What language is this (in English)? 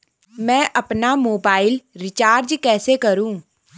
Hindi